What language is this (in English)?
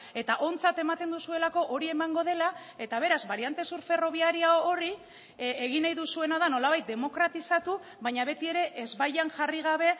Basque